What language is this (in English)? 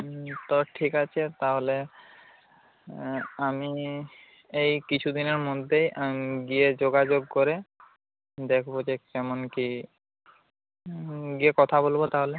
Bangla